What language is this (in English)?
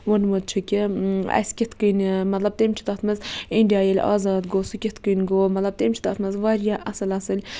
Kashmiri